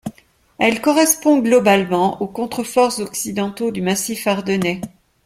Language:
French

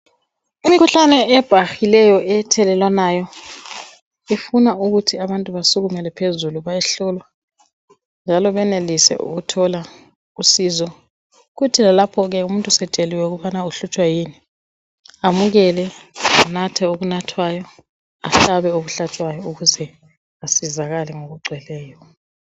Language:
North Ndebele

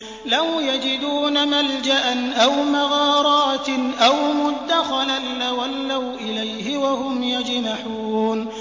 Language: Arabic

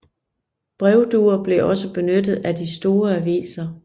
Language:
Danish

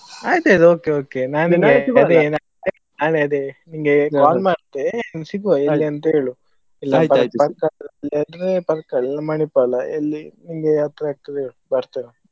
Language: Kannada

